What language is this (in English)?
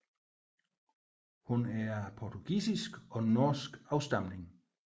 Danish